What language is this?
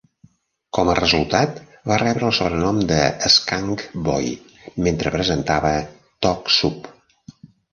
Catalan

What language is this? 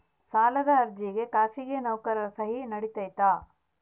Kannada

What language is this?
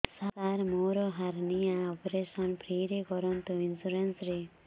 Odia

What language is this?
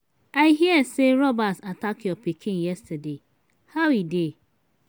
Nigerian Pidgin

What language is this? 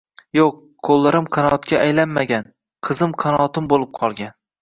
Uzbek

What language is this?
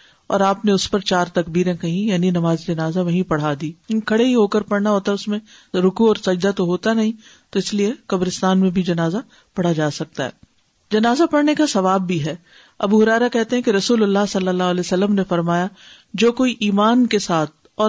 Urdu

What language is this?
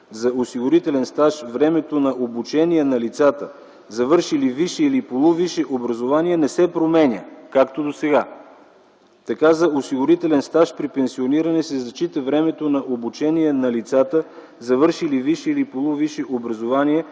Bulgarian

